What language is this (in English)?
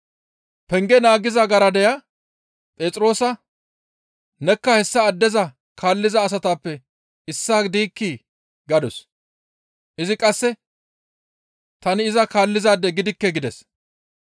Gamo